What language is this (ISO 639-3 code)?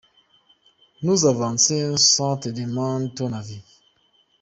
kin